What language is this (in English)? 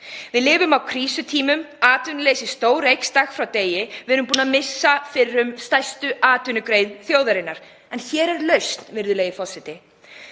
Icelandic